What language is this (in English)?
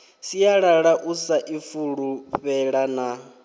Venda